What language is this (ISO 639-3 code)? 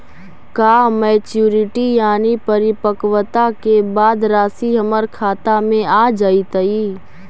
mag